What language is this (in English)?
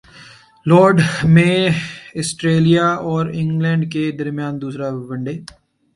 Urdu